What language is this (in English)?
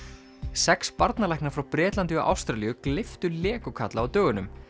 Icelandic